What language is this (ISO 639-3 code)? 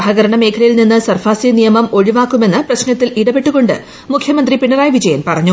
mal